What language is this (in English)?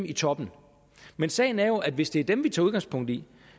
Danish